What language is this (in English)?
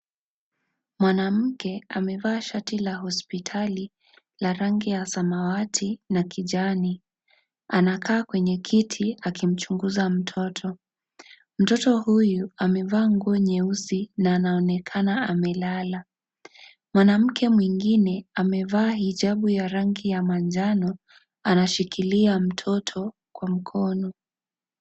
Swahili